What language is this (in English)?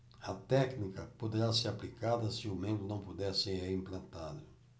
Portuguese